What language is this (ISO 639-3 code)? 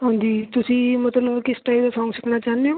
pan